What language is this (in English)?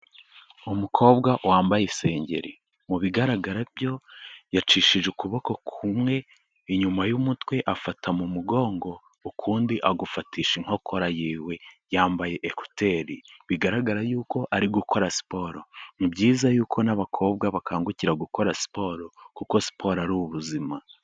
Kinyarwanda